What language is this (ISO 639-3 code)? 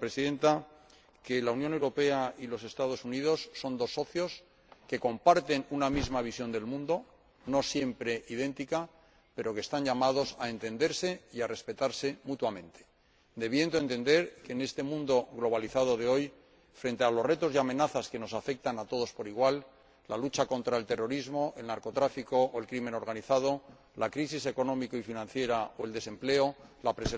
spa